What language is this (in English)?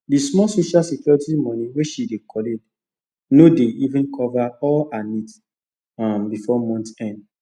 Nigerian Pidgin